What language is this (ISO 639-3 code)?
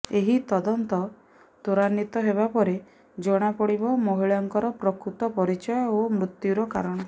ori